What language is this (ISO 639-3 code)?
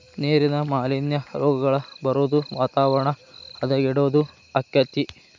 kan